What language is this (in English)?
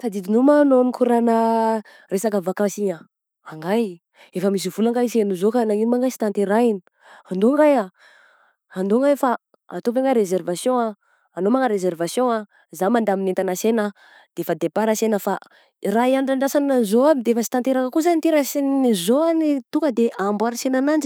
Southern Betsimisaraka Malagasy